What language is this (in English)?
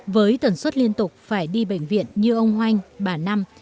Vietnamese